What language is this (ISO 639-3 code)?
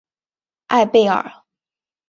zho